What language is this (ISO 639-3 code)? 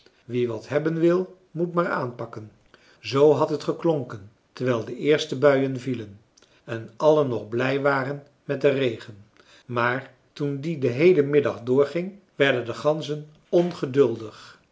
nld